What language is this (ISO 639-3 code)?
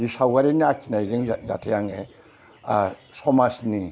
brx